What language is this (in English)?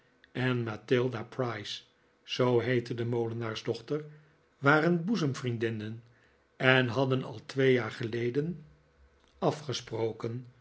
Dutch